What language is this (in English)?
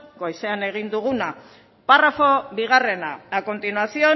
Basque